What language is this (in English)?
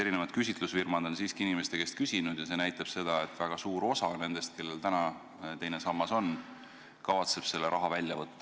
Estonian